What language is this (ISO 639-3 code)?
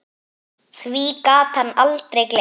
isl